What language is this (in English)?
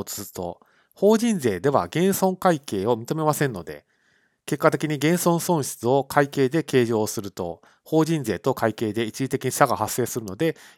Japanese